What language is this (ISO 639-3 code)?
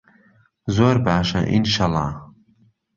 ckb